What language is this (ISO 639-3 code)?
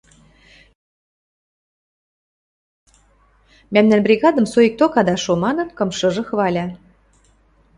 mrj